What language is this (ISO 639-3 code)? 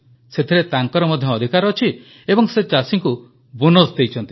ori